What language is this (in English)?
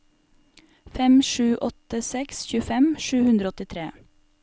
Norwegian